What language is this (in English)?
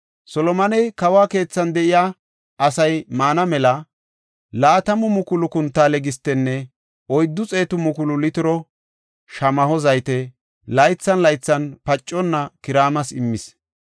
Gofa